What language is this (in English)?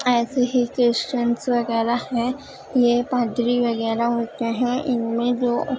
Urdu